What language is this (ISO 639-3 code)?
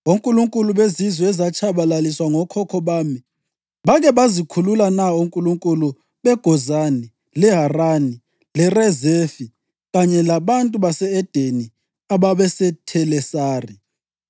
nde